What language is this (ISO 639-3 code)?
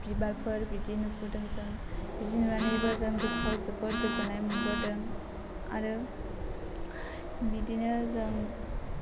brx